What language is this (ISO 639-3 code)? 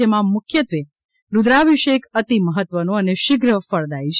guj